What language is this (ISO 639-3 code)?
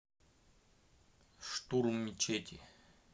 rus